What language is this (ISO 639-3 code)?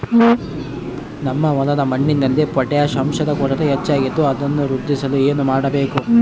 kan